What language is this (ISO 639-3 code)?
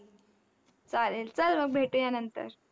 mar